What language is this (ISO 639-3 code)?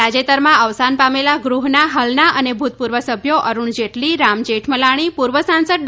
guj